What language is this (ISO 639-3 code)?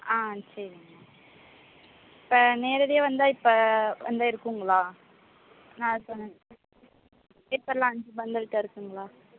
tam